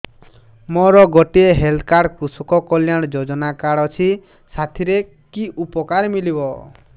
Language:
Odia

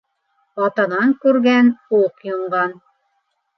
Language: Bashkir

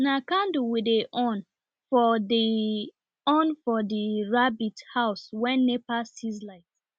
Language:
Nigerian Pidgin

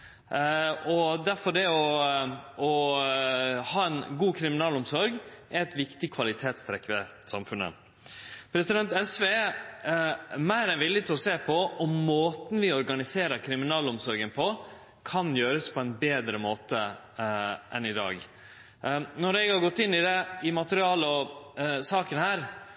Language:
Norwegian Nynorsk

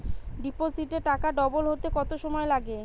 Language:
Bangla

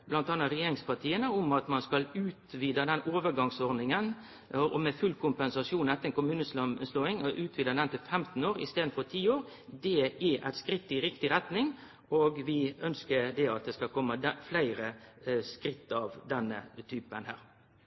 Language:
Norwegian Nynorsk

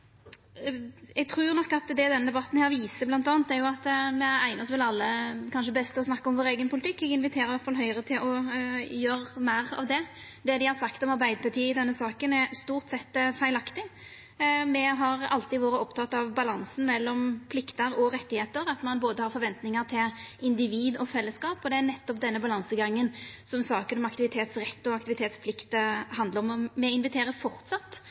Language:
Norwegian Nynorsk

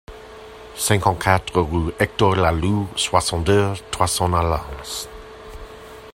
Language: French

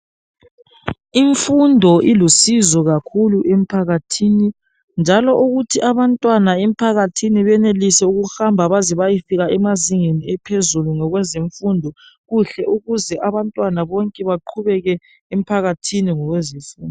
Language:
North Ndebele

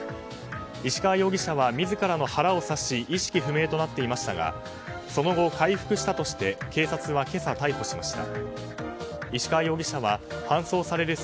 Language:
Japanese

